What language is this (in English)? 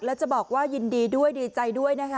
Thai